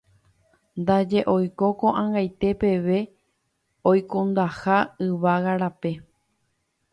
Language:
Guarani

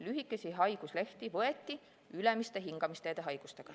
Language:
Estonian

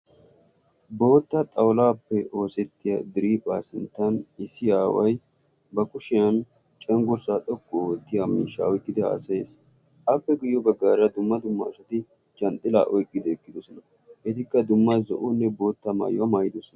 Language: Wolaytta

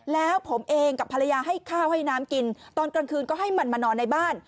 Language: Thai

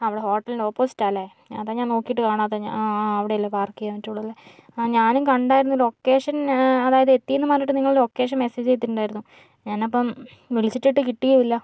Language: Malayalam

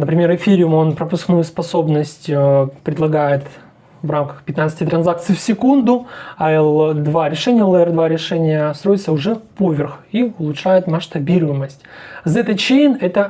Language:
Russian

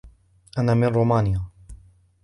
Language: Arabic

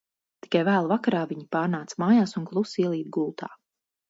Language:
Latvian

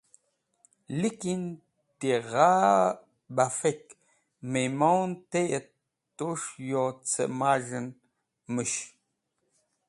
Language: Wakhi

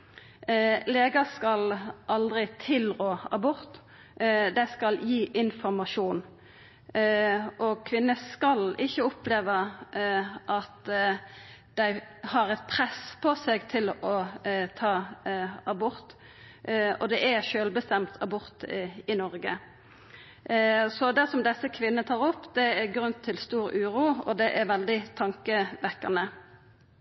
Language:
Norwegian Nynorsk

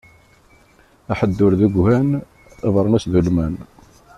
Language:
Kabyle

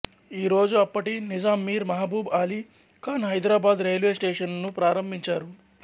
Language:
Telugu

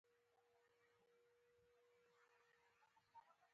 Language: Pashto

